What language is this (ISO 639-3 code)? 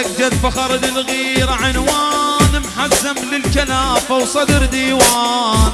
ara